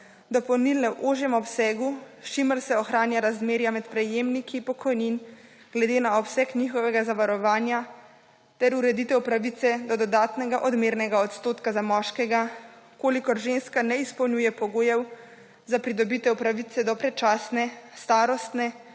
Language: Slovenian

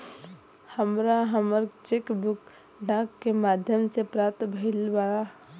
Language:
Bhojpuri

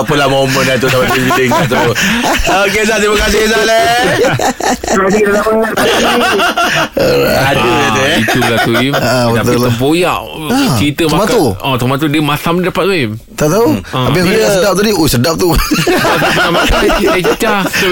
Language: Malay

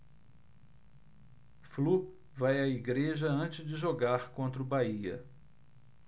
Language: Portuguese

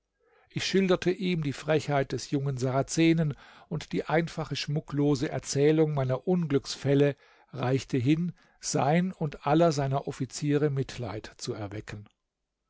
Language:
German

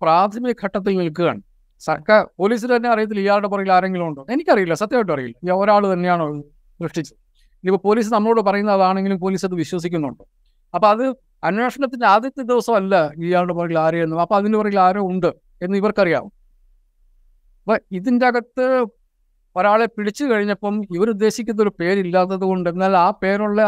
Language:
Malayalam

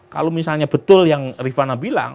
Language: Indonesian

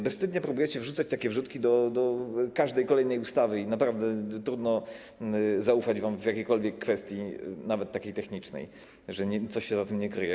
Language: Polish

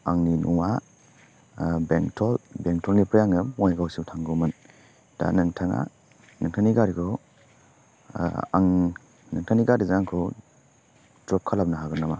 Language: Bodo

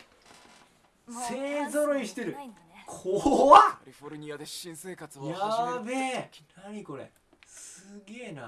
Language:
Japanese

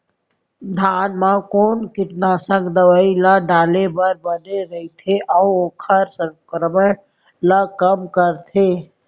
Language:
Chhattisgarhi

